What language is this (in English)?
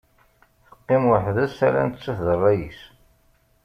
Kabyle